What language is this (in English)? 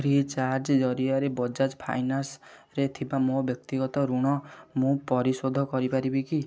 Odia